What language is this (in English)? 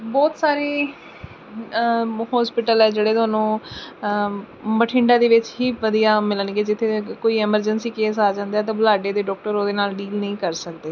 Punjabi